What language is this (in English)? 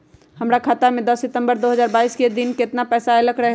Magahi